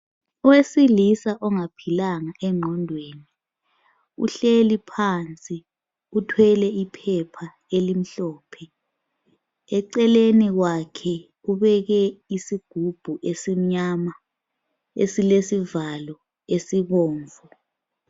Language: North Ndebele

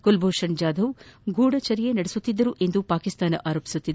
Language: Kannada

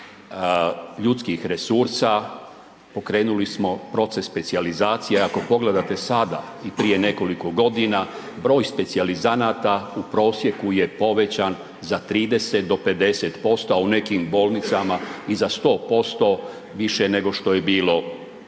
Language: Croatian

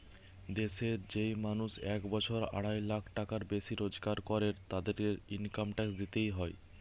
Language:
Bangla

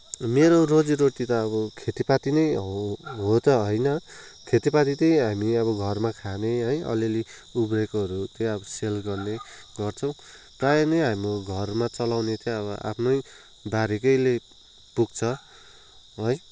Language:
Nepali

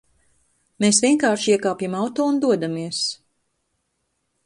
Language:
Latvian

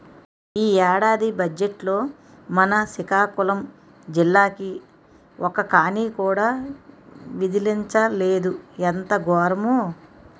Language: Telugu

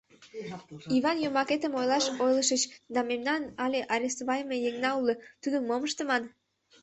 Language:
Mari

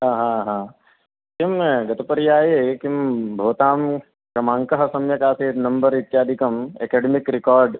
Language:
Sanskrit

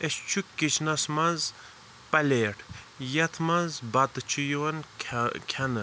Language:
Kashmiri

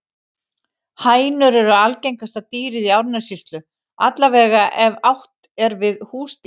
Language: Icelandic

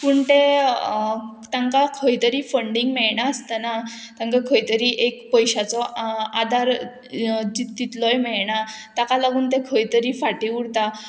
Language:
Konkani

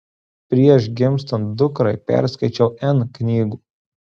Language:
Lithuanian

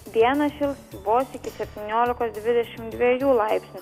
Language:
Lithuanian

